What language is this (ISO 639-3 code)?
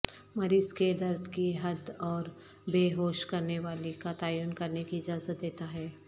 urd